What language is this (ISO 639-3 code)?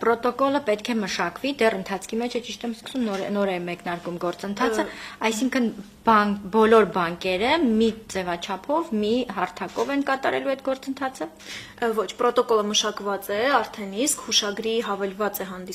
ron